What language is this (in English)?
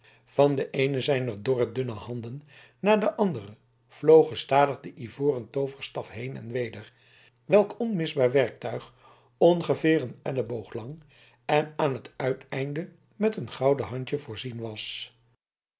Dutch